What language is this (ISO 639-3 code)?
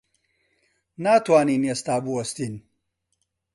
ckb